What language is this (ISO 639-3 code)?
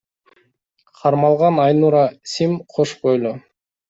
kir